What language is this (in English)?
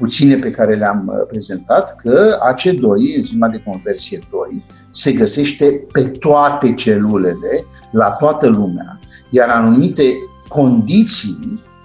Romanian